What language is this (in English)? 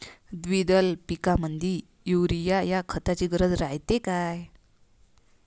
Marathi